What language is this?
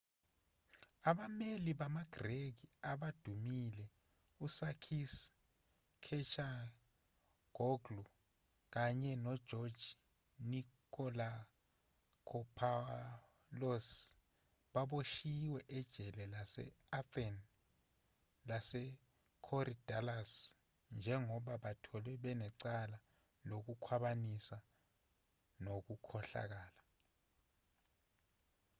Zulu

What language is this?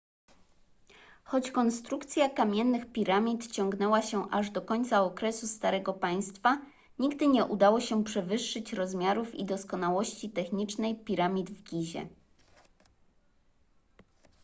Polish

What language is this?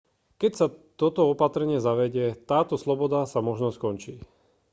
Slovak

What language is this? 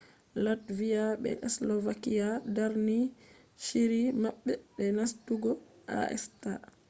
Fula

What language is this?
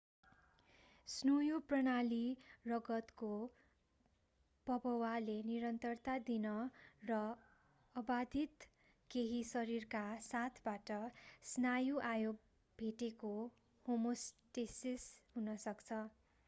Nepali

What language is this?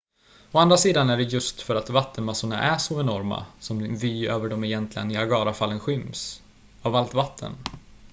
Swedish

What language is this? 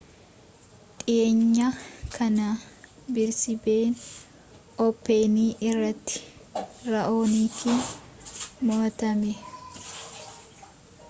Oromo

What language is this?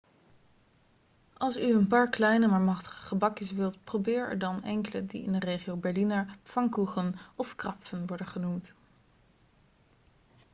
Dutch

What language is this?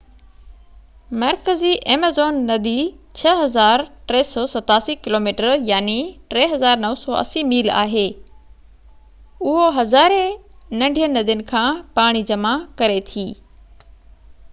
Sindhi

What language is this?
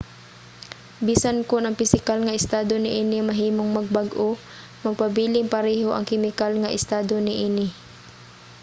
Cebuano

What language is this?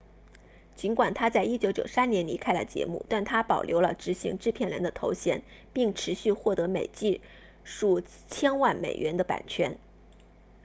Chinese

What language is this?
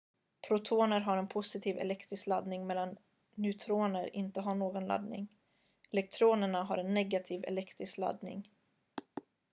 Swedish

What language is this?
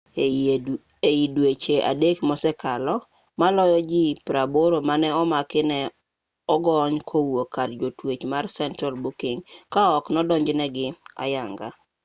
Luo (Kenya and Tanzania)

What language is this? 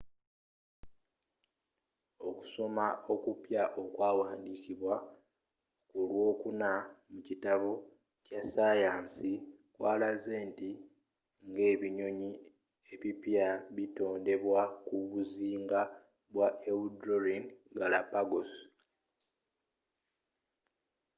Ganda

